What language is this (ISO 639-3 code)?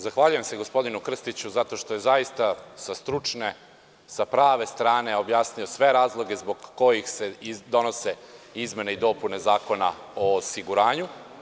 srp